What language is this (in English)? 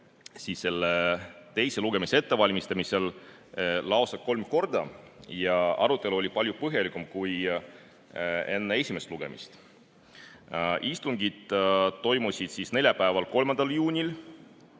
Estonian